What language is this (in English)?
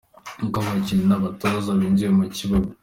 Kinyarwanda